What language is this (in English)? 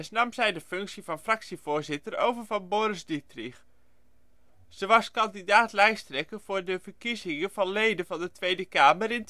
Dutch